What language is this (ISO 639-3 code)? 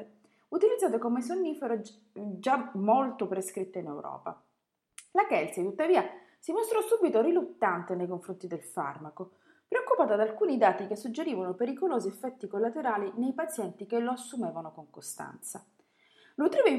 ita